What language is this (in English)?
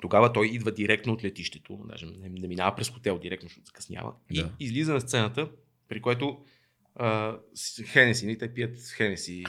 Bulgarian